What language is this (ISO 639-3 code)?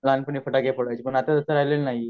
mar